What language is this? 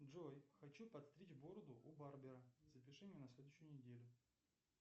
Russian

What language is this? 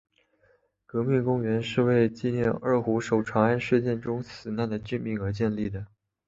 Chinese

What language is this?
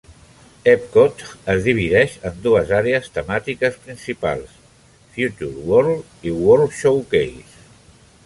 Catalan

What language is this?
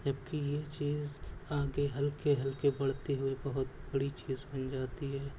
Urdu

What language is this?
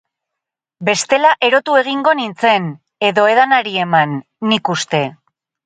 Basque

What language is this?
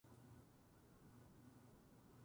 Japanese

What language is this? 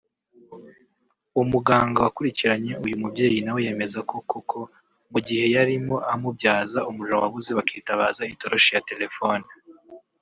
Kinyarwanda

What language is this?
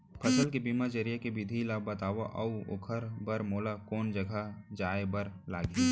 Chhattisgarhi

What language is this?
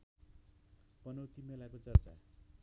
Nepali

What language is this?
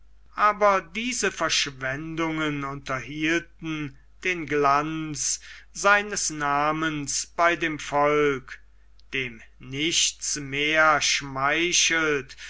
German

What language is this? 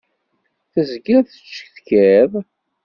Kabyle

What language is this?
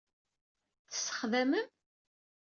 Kabyle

